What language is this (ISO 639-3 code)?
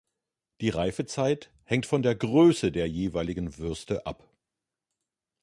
deu